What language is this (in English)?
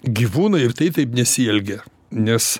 Lithuanian